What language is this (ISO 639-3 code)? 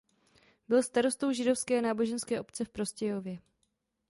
ces